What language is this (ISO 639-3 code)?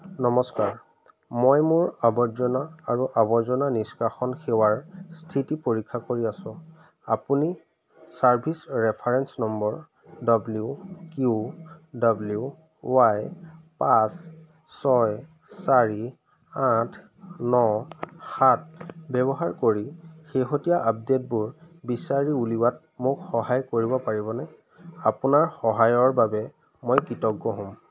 asm